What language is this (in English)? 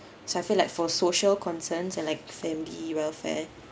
English